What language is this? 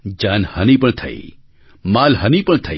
Gujarati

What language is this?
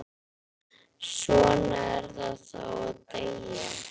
Icelandic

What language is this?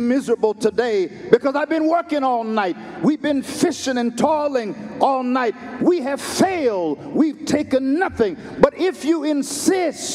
English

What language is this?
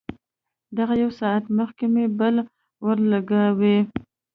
Pashto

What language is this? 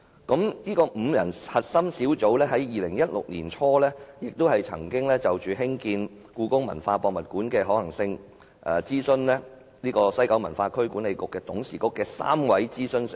Cantonese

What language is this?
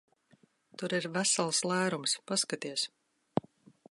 Latvian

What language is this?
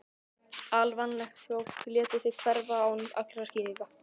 Icelandic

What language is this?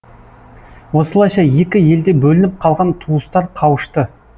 Kazakh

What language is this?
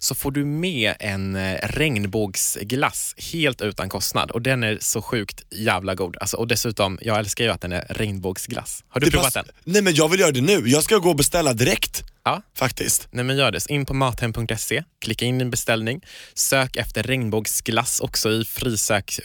Swedish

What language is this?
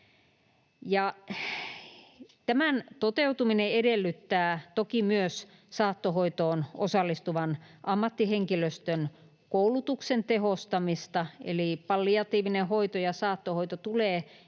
Finnish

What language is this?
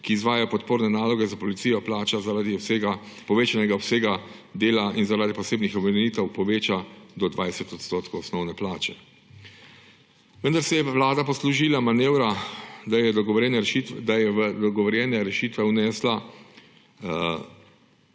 Slovenian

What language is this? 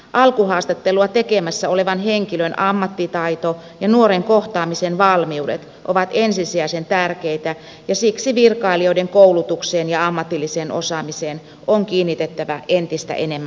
Finnish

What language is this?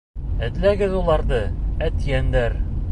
Bashkir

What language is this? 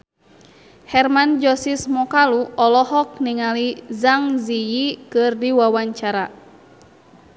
Sundanese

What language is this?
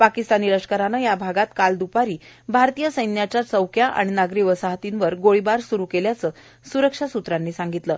Marathi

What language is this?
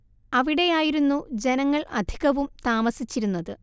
Malayalam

